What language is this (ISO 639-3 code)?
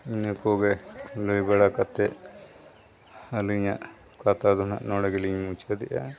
sat